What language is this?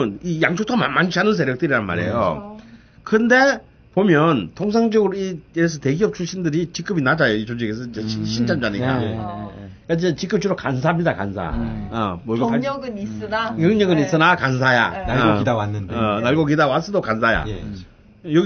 Korean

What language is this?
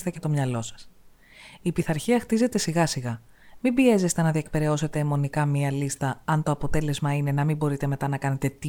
Greek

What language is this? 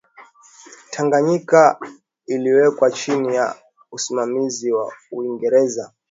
Swahili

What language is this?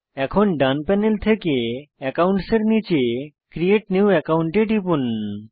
Bangla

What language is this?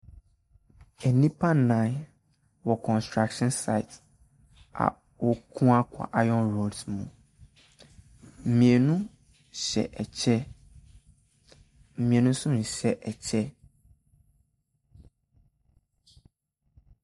Akan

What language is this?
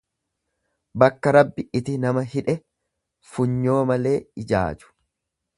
Oromo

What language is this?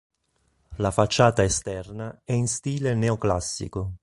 Italian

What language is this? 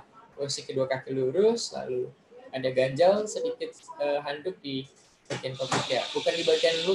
Indonesian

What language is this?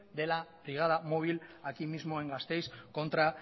Spanish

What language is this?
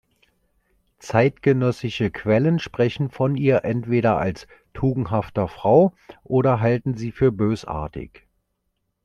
German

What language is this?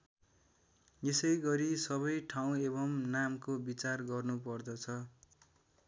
Nepali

